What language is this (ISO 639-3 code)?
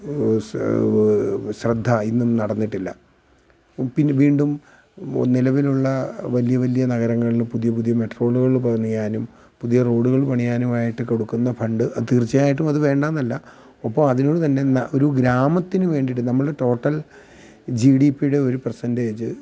mal